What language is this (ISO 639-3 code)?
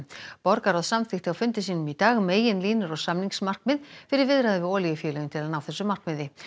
isl